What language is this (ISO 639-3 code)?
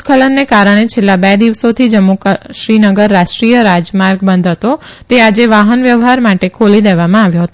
guj